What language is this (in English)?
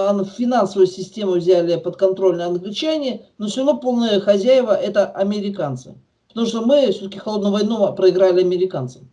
Russian